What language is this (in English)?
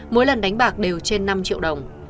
Vietnamese